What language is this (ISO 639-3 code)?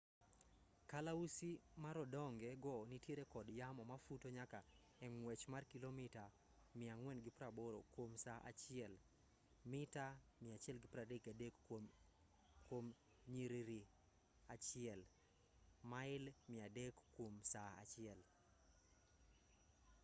luo